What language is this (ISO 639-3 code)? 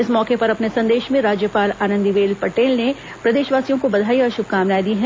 hin